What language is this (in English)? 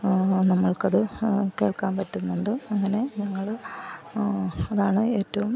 Malayalam